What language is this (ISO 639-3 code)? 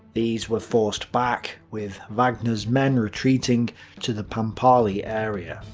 eng